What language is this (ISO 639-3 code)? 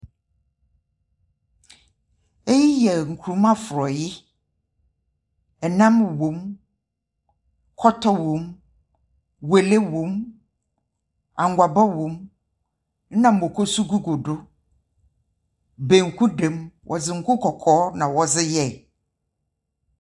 aka